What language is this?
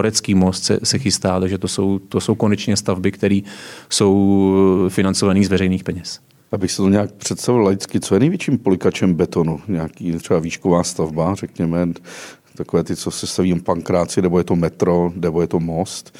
Czech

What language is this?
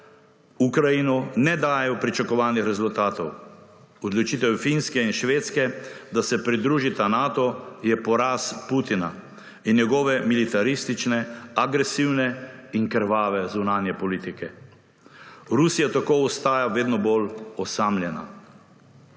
Slovenian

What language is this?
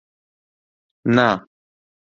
Central Kurdish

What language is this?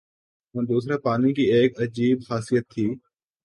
Urdu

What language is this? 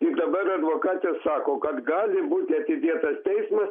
Lithuanian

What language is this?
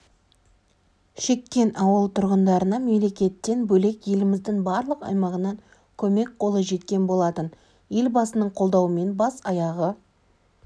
Kazakh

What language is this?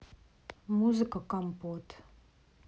Russian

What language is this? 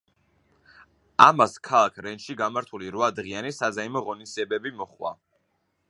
Georgian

